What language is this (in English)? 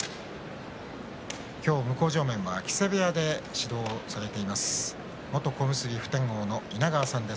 Japanese